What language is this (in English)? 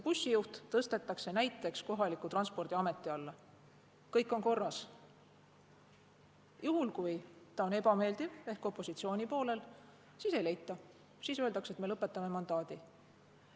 Estonian